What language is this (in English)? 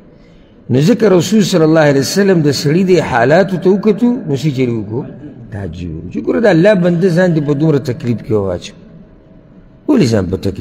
Arabic